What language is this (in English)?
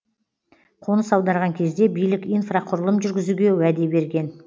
Kazakh